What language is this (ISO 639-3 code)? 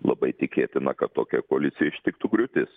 lit